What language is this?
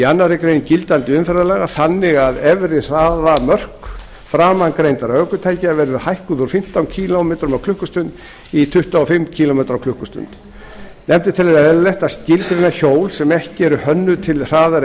Icelandic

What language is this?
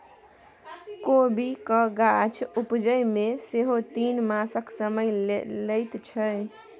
Maithili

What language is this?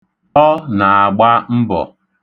Igbo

